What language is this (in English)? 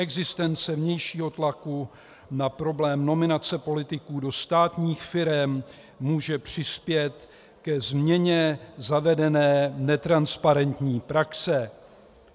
Czech